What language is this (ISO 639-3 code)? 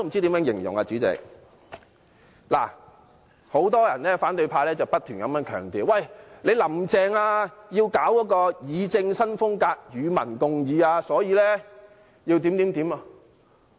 yue